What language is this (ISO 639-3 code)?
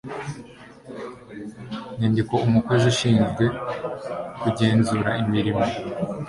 kin